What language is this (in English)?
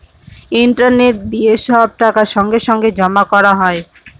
Bangla